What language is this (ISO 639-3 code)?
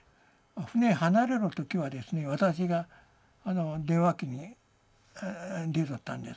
jpn